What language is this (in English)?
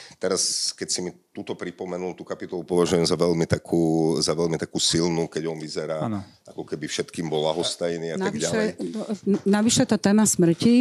Slovak